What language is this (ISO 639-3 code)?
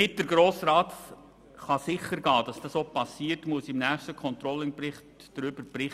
gsw